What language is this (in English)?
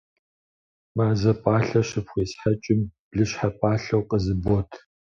Kabardian